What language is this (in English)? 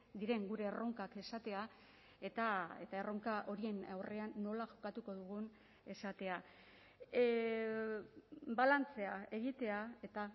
Basque